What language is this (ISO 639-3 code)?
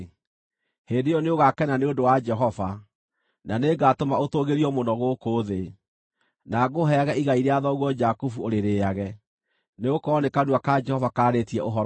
kik